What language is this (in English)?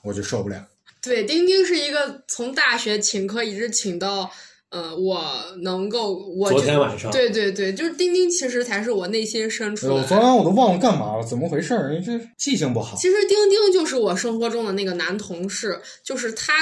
Chinese